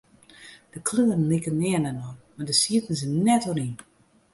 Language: Western Frisian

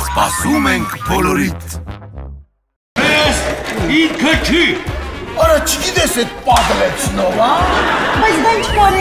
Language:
Romanian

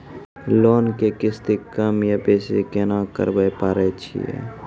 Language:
Maithili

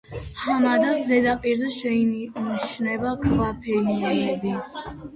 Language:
Georgian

